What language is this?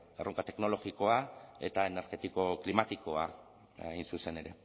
Basque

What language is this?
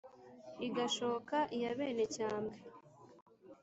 Kinyarwanda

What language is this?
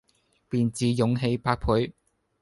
Cantonese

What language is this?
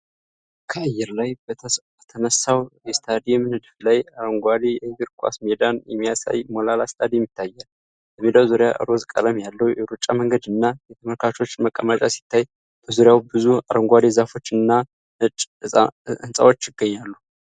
Amharic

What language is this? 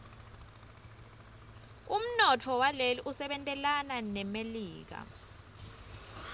Swati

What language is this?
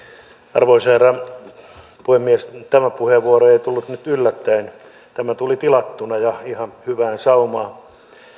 Finnish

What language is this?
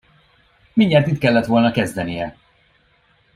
Hungarian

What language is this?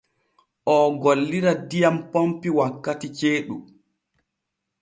Borgu Fulfulde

